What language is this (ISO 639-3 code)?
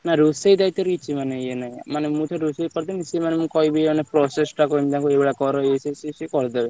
ori